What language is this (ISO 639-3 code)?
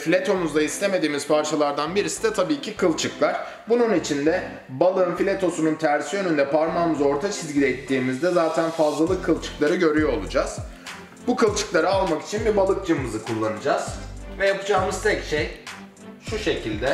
tur